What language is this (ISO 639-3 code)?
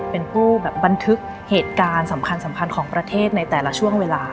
tha